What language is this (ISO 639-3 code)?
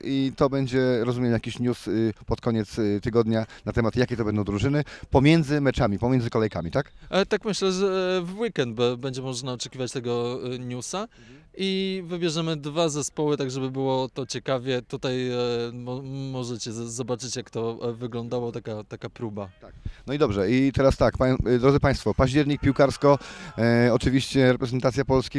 pol